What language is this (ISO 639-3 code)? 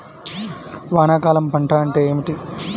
tel